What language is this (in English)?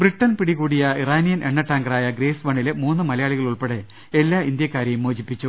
Malayalam